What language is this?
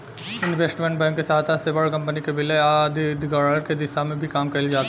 Bhojpuri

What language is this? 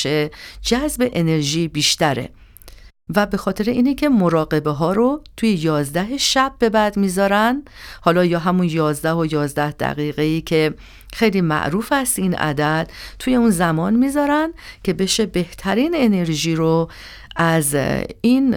Persian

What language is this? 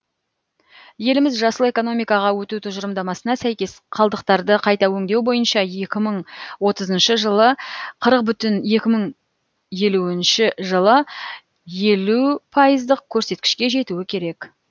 Kazakh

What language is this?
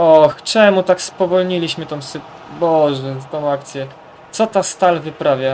Polish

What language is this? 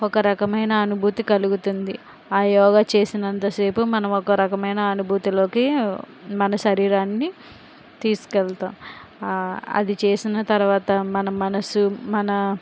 Telugu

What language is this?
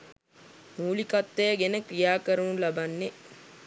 Sinhala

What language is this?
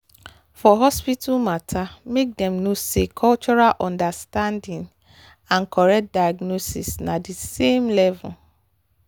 Nigerian Pidgin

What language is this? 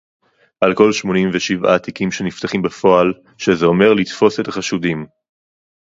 Hebrew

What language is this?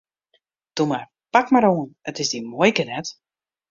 Western Frisian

